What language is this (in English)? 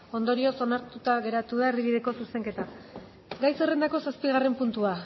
Basque